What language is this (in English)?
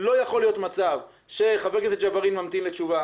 Hebrew